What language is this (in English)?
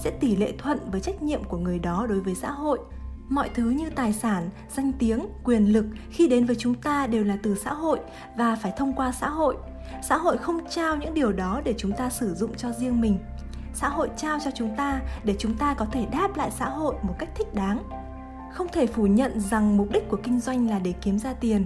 Vietnamese